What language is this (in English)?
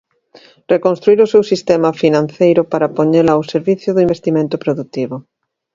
Galician